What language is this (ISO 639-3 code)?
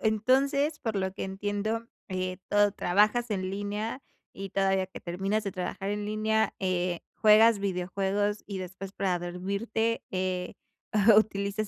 spa